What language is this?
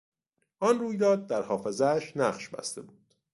Persian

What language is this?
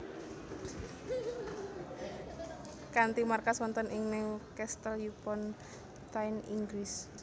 Javanese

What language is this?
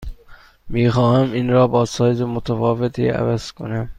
Persian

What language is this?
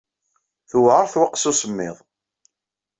Kabyle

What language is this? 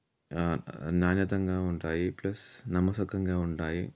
Telugu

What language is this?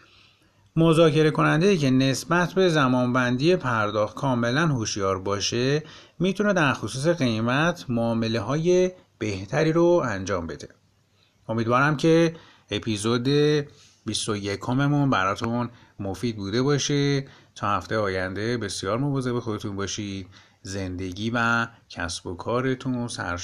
Persian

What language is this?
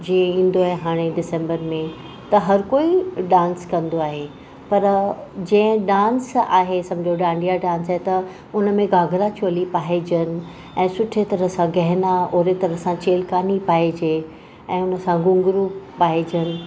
Sindhi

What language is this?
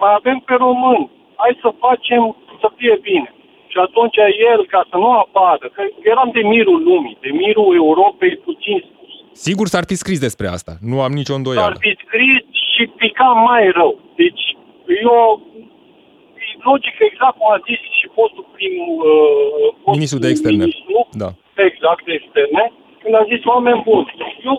Romanian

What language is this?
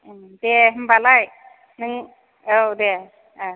Bodo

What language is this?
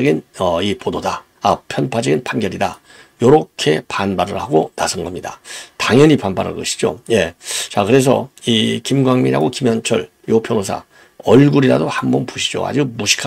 Korean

